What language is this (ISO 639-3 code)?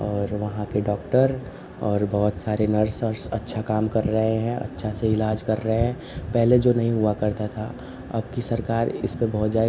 hin